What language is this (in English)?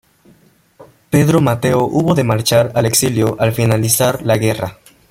Spanish